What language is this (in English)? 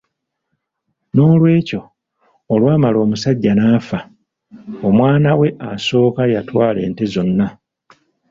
Ganda